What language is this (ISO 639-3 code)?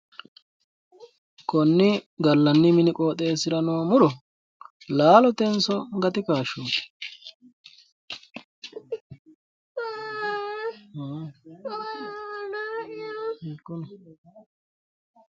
sid